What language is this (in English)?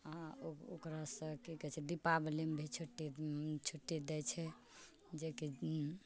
Maithili